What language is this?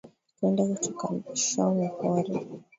Swahili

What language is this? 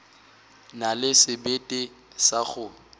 Northern Sotho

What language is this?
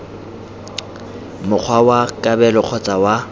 Tswana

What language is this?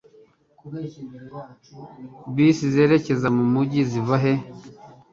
Kinyarwanda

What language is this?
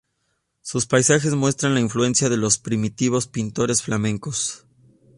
Spanish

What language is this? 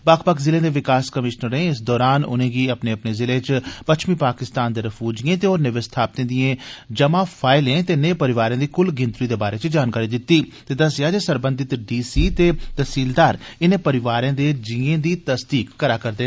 Dogri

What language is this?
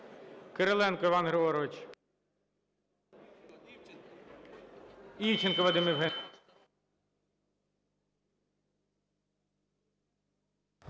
Ukrainian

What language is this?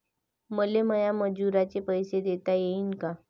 Marathi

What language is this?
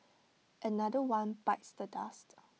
English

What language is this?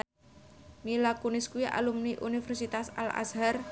Javanese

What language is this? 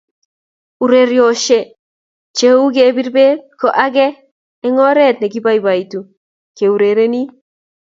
Kalenjin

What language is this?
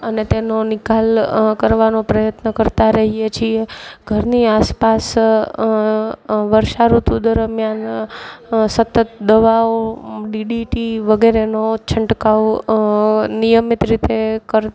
Gujarati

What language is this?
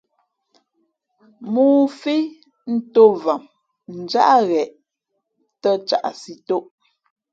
Fe'fe'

